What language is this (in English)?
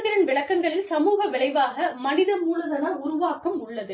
Tamil